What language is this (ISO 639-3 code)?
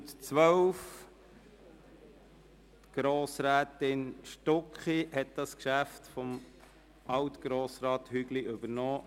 gsw